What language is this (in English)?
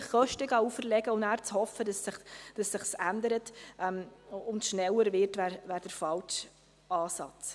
Swiss German